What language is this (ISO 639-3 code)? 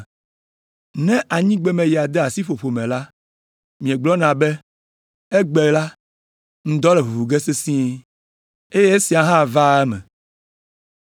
ewe